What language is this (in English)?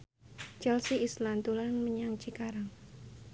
Javanese